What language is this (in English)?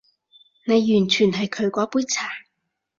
Cantonese